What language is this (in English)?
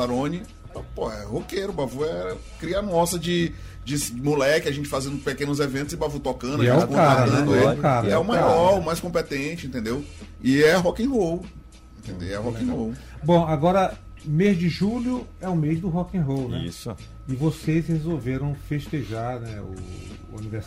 Portuguese